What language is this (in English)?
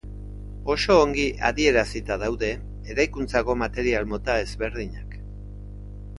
Basque